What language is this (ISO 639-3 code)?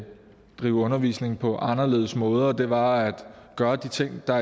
dan